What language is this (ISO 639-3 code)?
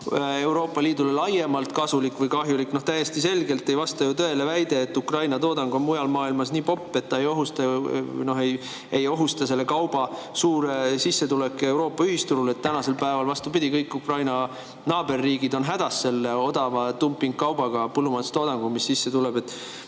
est